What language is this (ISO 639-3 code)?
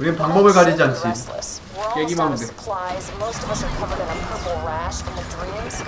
kor